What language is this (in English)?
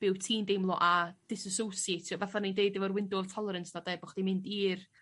Welsh